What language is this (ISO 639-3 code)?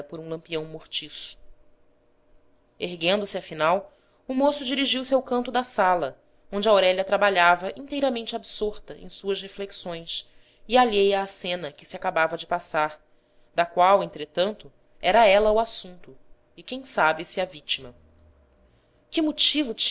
por